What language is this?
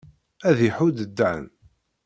Kabyle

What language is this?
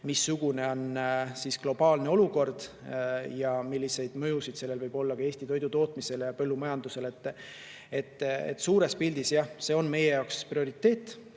Estonian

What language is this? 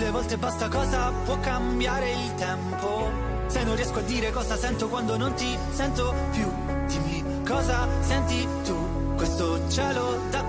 Italian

